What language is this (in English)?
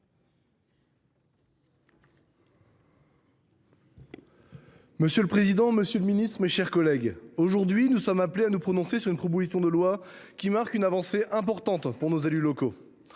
French